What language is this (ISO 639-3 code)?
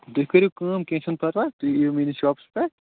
kas